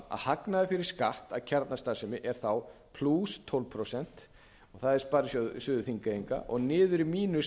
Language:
Icelandic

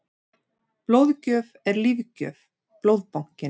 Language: Icelandic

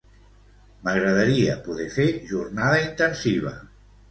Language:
Catalan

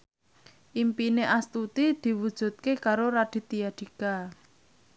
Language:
Javanese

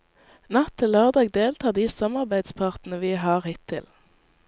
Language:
Norwegian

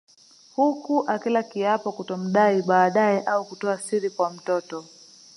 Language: Swahili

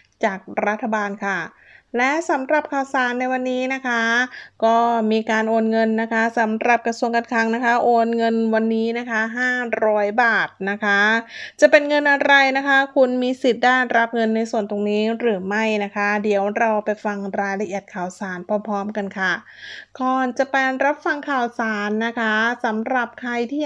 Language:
Thai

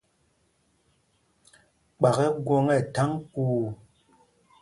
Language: Mpumpong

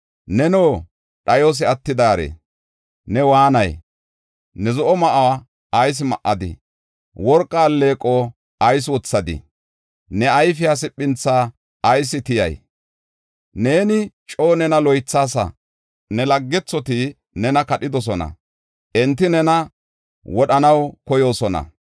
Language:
Gofa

